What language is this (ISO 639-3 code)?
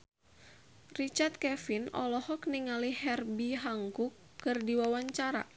sun